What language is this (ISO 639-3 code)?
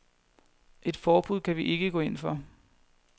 dan